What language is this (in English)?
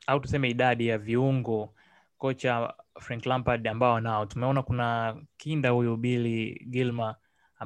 Swahili